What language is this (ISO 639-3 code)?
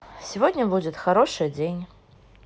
rus